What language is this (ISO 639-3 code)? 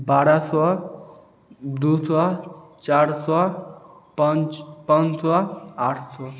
mai